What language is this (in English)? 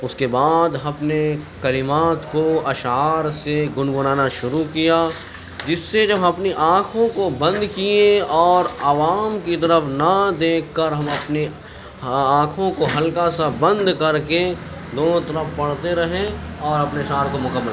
Urdu